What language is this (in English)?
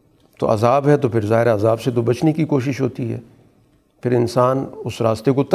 Urdu